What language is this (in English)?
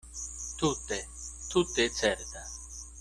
Esperanto